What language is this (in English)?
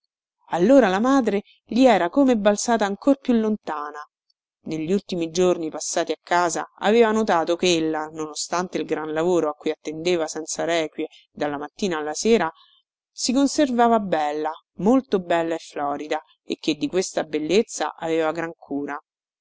Italian